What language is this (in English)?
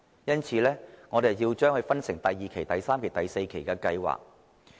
Cantonese